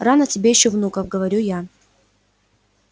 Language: Russian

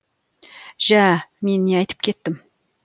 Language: Kazakh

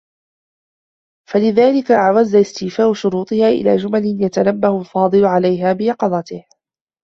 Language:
Arabic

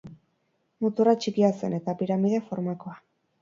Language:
Basque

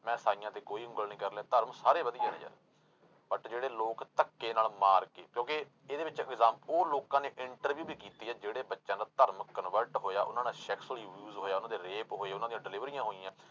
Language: Punjabi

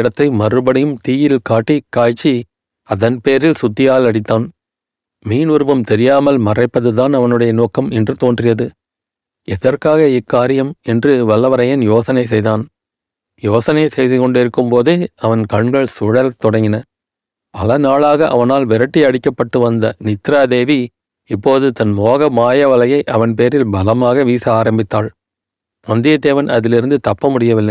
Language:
Tamil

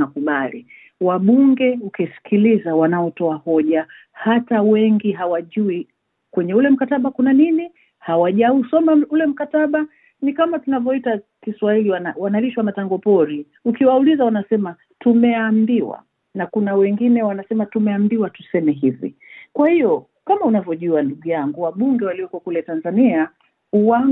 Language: Swahili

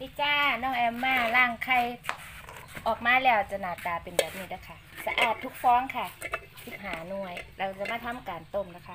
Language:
Thai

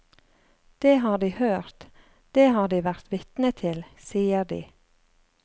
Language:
Norwegian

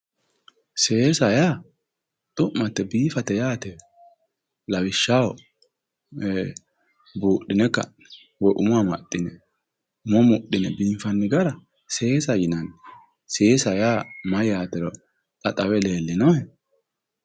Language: Sidamo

